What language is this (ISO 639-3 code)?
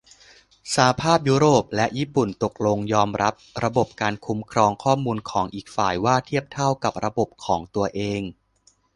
tha